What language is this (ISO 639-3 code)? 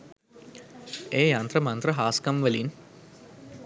sin